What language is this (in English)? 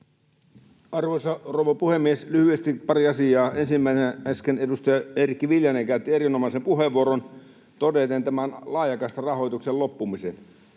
Finnish